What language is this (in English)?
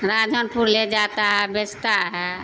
Urdu